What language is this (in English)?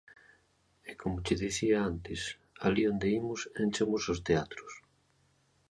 Galician